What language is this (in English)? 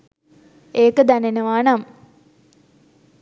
Sinhala